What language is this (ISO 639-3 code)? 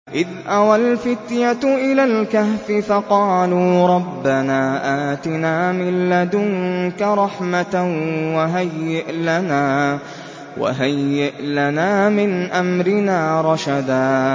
ara